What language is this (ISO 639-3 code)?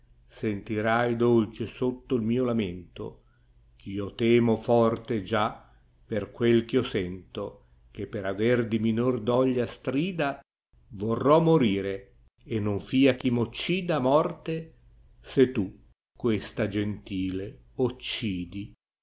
ita